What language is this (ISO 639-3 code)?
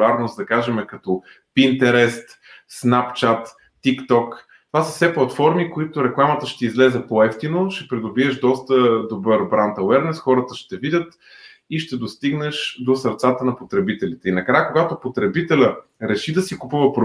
bul